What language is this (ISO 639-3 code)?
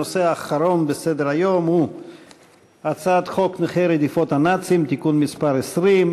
heb